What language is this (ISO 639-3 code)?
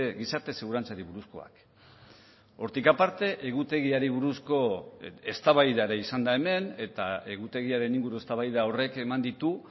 eus